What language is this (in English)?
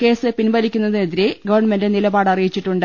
Malayalam